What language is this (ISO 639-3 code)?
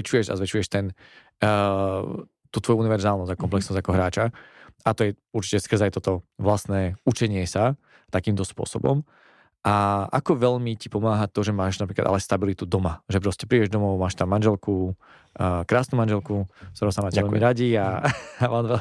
slk